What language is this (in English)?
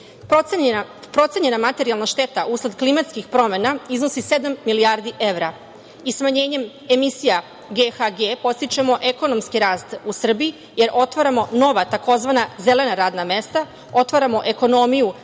Serbian